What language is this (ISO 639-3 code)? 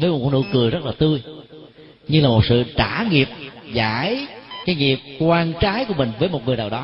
vie